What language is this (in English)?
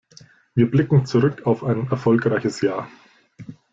German